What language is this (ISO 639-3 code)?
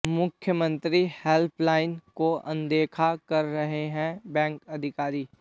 hin